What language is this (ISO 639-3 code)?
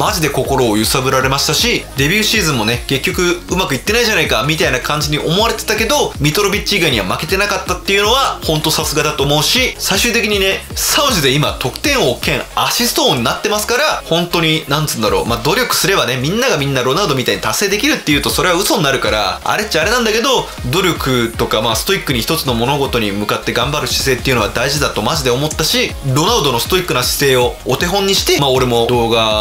jpn